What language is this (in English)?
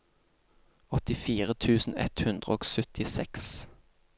Norwegian